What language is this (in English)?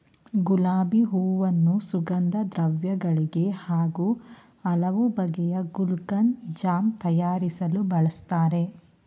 Kannada